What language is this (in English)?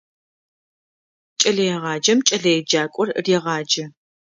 Adyghe